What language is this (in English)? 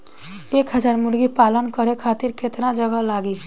Bhojpuri